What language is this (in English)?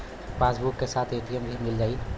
Bhojpuri